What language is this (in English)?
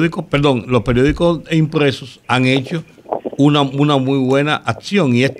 Spanish